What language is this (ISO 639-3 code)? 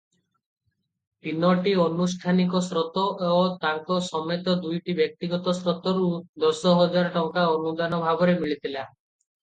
ori